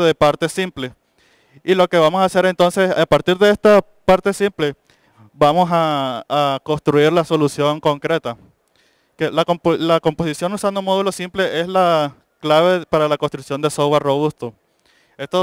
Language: Spanish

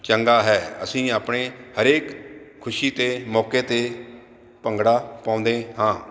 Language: Punjabi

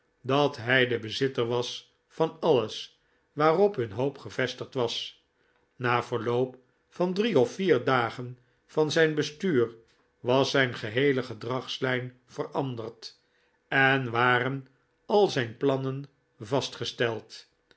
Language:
Dutch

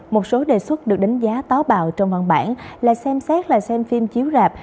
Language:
Vietnamese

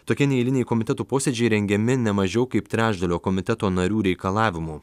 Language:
Lithuanian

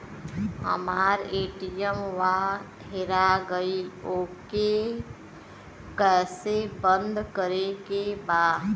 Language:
Bhojpuri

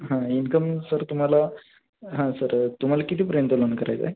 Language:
Marathi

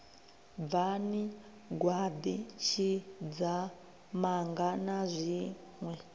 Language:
Venda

